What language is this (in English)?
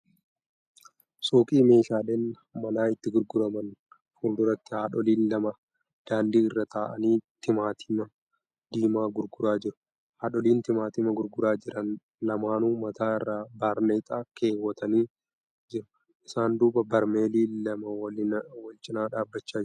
Oromo